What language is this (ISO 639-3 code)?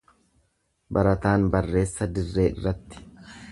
orm